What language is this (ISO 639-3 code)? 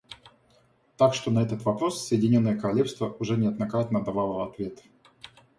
rus